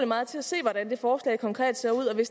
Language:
Danish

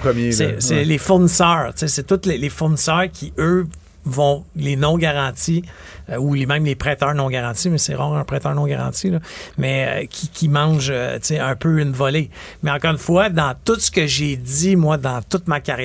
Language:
French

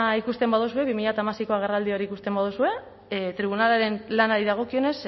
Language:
Basque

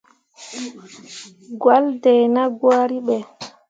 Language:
Mundang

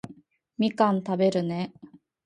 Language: Japanese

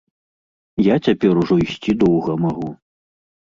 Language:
Belarusian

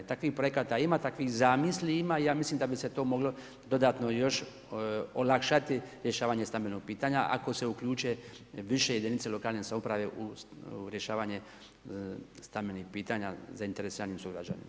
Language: Croatian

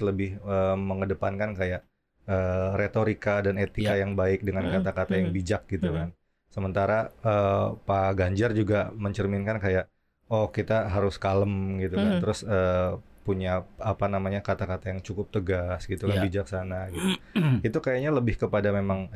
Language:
Indonesian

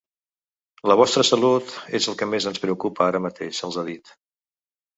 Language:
Catalan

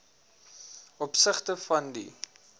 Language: Afrikaans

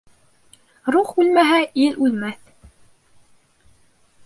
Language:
Bashkir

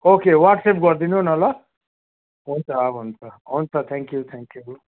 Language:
Nepali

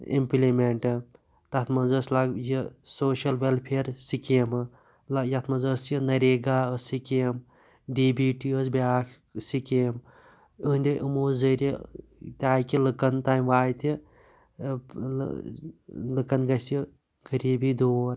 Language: Kashmiri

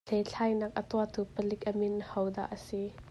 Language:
Hakha Chin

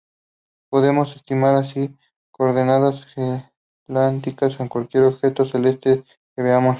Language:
Spanish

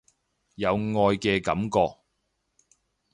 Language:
Cantonese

